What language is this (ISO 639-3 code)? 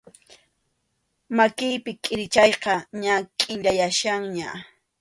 qxu